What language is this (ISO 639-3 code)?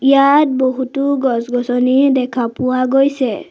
asm